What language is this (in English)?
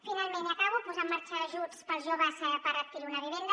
Catalan